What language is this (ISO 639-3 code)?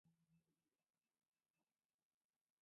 qxw